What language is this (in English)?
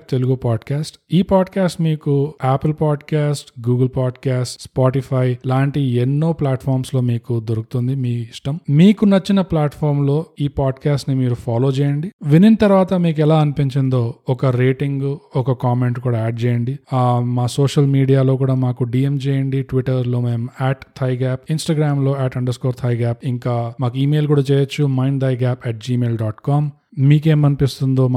Telugu